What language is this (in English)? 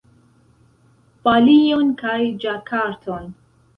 Esperanto